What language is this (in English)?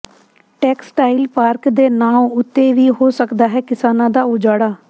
Punjabi